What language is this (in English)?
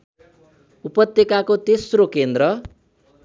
Nepali